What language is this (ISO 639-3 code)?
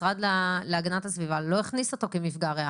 heb